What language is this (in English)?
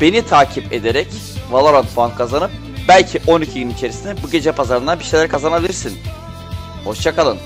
Turkish